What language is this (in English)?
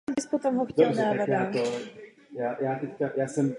Czech